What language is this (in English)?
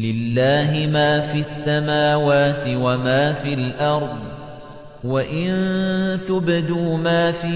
Arabic